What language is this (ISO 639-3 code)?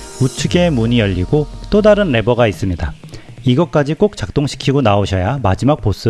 kor